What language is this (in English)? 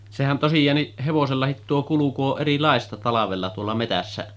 Finnish